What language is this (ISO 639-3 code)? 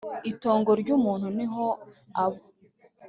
kin